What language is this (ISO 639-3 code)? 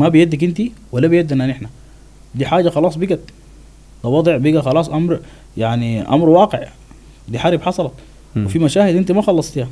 ara